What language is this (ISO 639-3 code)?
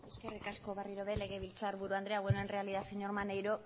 eus